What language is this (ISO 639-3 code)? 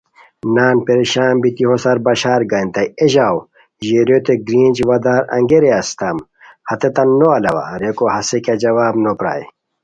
khw